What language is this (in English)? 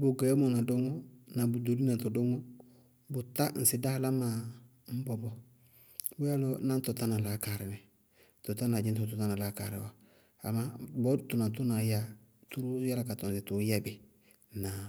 Bago-Kusuntu